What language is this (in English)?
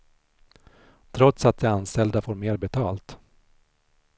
Swedish